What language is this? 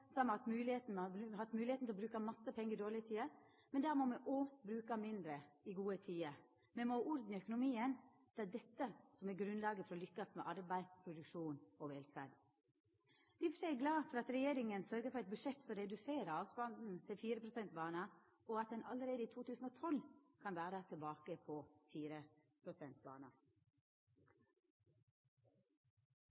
Norwegian Nynorsk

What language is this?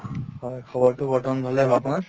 Assamese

